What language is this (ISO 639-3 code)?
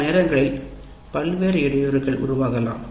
tam